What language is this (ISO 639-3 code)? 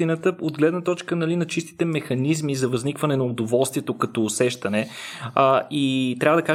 bul